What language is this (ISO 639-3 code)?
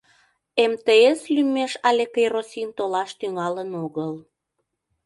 chm